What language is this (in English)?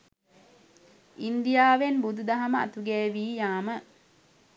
Sinhala